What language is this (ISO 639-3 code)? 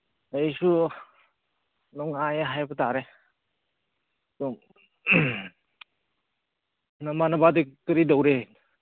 mni